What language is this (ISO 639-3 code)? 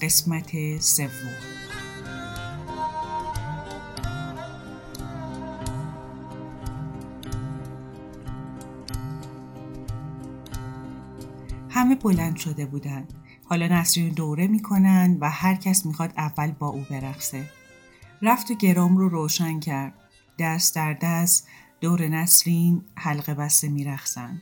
fas